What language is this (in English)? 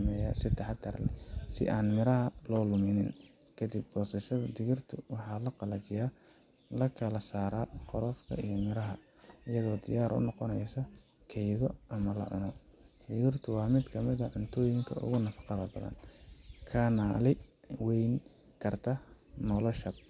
Somali